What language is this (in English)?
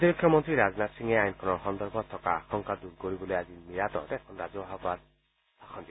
Assamese